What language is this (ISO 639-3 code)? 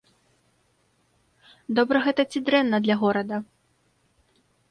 bel